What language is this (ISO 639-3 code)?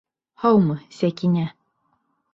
bak